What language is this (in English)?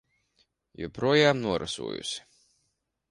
Latvian